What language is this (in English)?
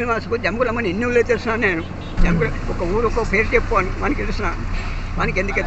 Indonesian